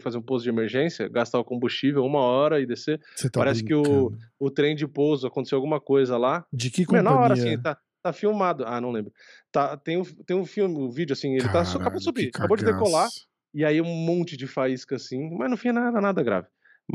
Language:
Portuguese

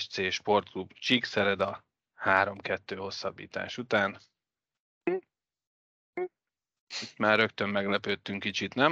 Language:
Hungarian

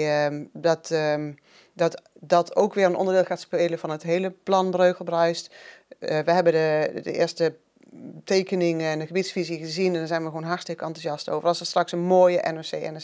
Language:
Dutch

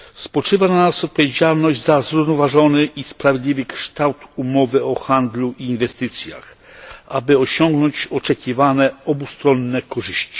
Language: Polish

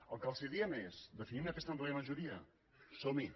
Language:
Catalan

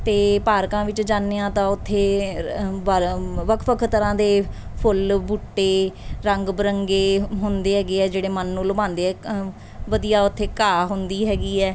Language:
Punjabi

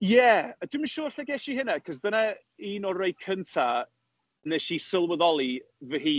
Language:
Welsh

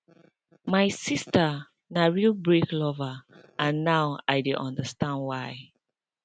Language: Nigerian Pidgin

